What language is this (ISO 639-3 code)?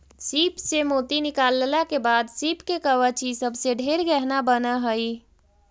mag